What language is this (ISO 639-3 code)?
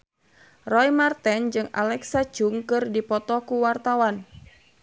sun